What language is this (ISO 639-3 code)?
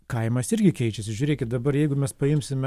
lit